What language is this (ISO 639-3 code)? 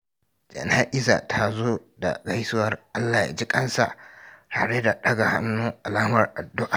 hau